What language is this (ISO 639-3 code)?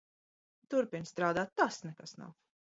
lav